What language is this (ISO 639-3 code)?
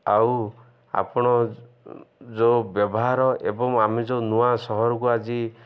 ori